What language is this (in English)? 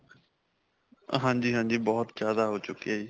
Punjabi